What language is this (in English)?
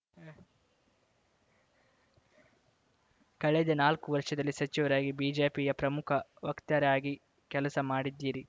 Kannada